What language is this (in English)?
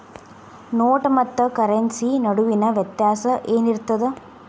Kannada